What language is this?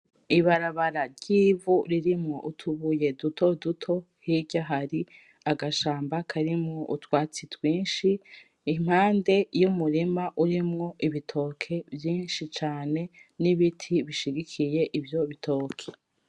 Rundi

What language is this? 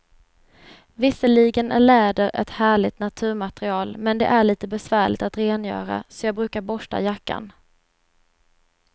Swedish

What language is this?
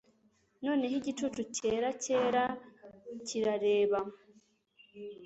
Kinyarwanda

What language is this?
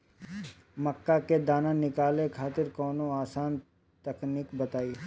Bhojpuri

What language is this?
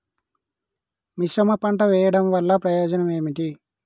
Telugu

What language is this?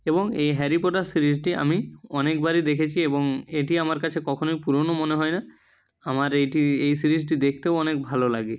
Bangla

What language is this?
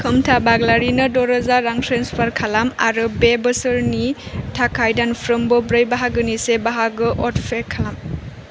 Bodo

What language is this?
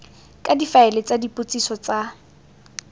Tswana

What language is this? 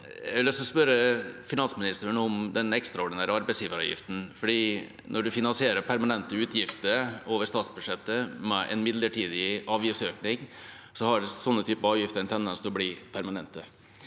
Norwegian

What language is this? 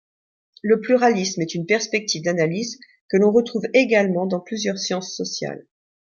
French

